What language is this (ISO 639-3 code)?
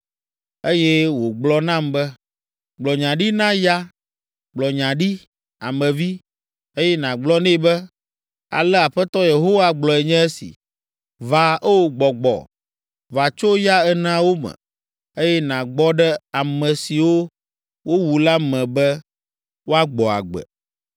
ewe